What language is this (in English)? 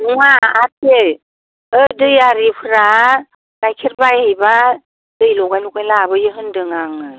Bodo